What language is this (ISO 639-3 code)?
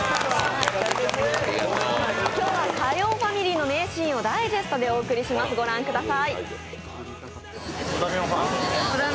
jpn